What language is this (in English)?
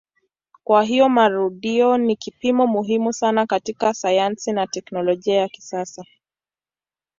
Swahili